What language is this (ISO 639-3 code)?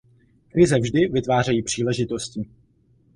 ces